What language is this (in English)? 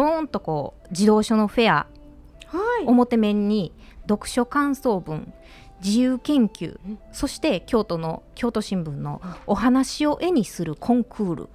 Japanese